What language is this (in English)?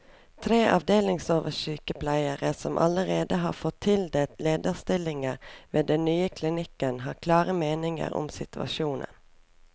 Norwegian